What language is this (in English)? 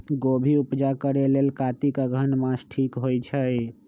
Magahi